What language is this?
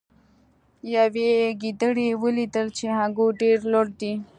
Pashto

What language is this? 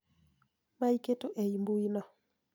Luo (Kenya and Tanzania)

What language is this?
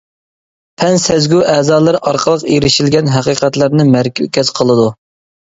Uyghur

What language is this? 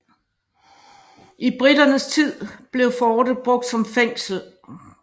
Danish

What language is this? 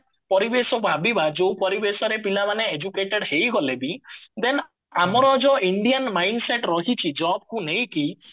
Odia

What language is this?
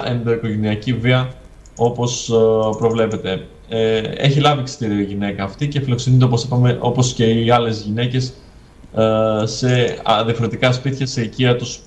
Greek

